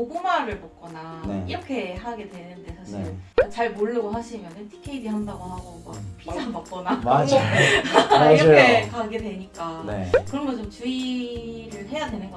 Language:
Korean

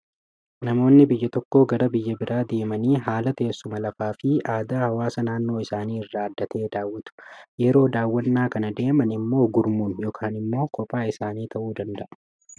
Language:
Oromo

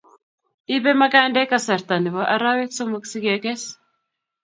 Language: Kalenjin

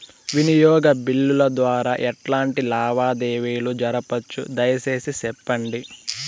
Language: Telugu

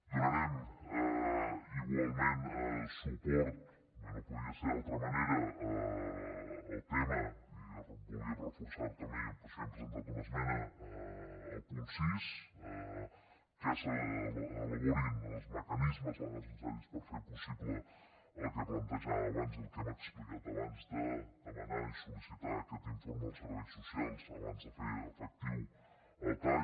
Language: Catalan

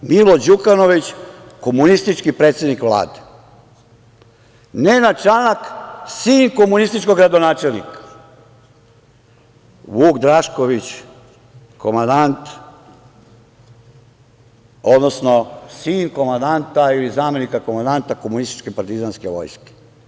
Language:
Serbian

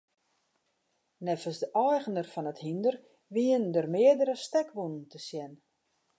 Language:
Western Frisian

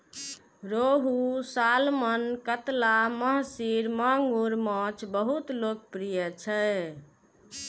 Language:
Maithili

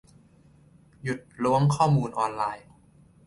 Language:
Thai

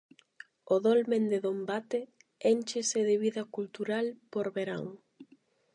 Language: Galician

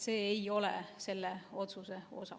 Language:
Estonian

